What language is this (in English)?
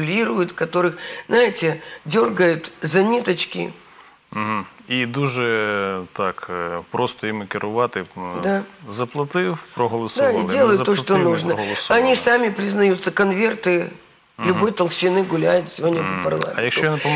Russian